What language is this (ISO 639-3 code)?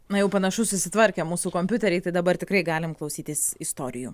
lit